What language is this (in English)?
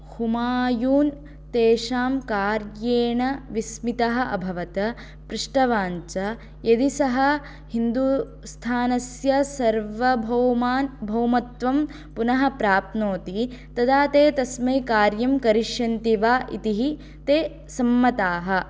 Sanskrit